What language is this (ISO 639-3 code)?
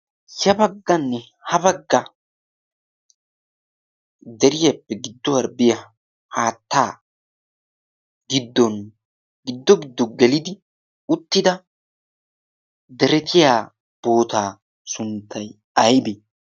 wal